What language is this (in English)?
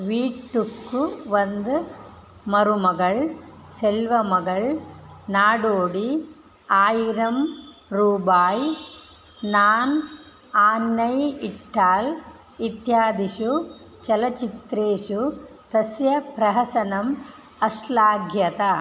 Sanskrit